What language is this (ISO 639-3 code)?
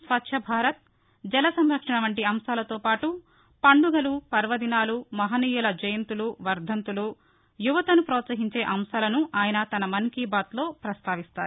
tel